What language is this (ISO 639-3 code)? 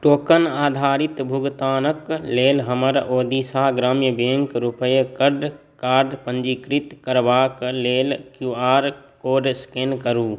mai